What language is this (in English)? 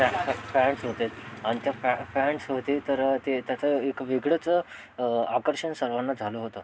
Marathi